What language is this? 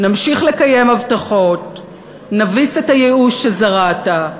Hebrew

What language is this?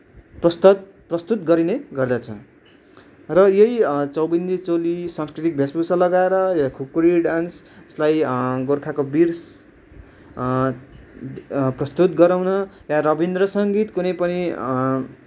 Nepali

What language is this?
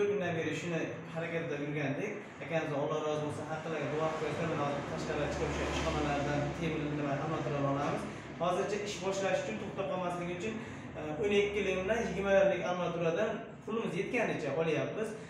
Turkish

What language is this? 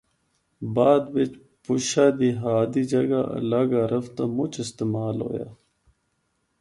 Northern Hindko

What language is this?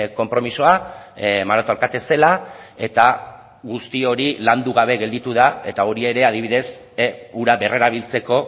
Basque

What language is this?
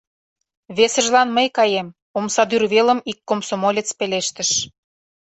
Mari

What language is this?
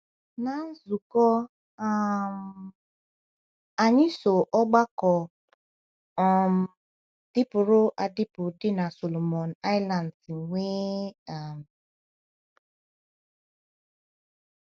Igbo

